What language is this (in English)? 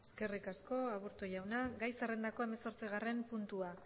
Basque